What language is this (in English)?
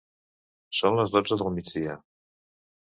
Catalan